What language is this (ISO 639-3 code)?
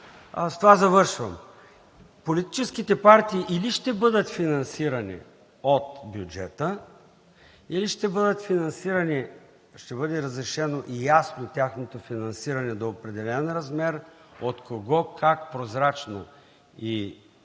bul